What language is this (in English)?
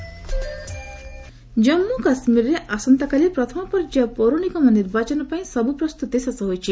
Odia